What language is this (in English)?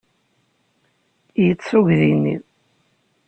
Kabyle